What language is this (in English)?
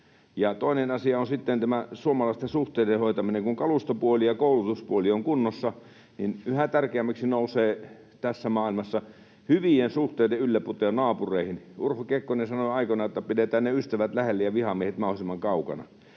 Finnish